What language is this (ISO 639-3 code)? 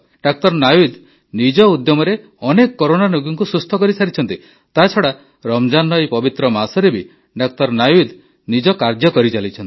ori